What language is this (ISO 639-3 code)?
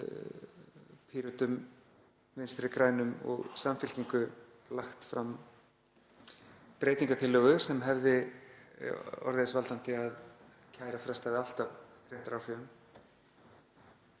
isl